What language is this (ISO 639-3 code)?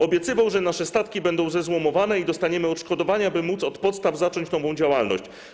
pol